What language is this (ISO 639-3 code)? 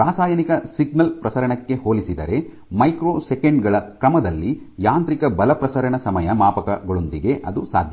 kan